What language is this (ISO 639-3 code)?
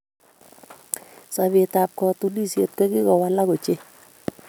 kln